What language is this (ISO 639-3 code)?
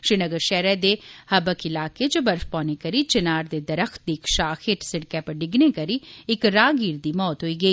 doi